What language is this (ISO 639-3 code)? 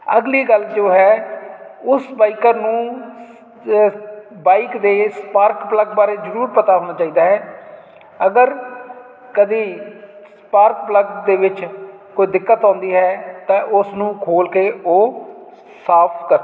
pan